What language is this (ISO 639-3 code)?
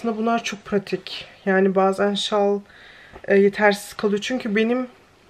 tur